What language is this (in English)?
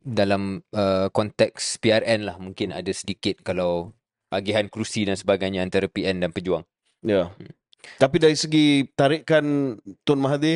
Malay